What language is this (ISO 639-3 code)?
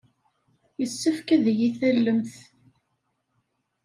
kab